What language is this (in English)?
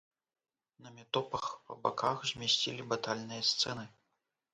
Belarusian